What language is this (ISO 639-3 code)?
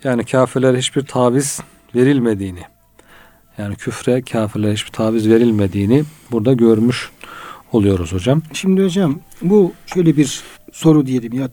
tur